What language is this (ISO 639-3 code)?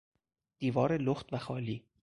fas